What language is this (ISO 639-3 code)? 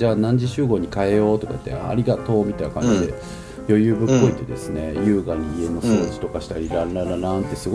jpn